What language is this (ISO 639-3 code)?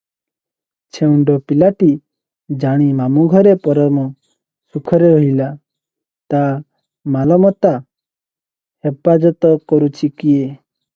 ori